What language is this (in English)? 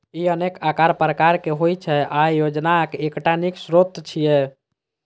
Maithili